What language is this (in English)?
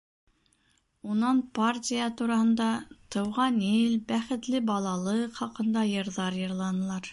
Bashkir